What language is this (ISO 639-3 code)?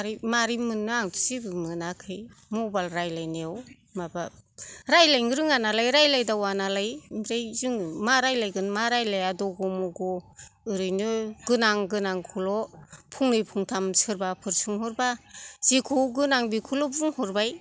brx